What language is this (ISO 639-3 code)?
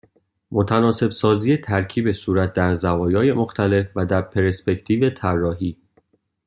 fas